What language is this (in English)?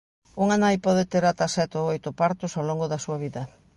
Galician